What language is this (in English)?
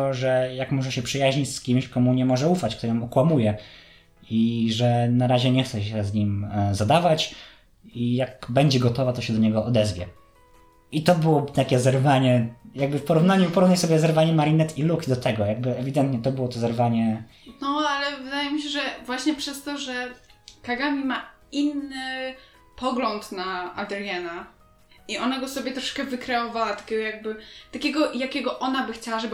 Polish